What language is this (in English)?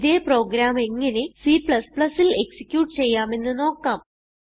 Malayalam